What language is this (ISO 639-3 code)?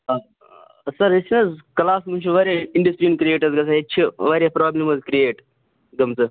kas